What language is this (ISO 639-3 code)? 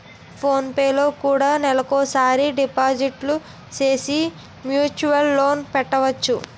tel